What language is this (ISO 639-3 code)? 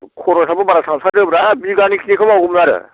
brx